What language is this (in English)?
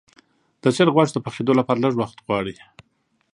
Pashto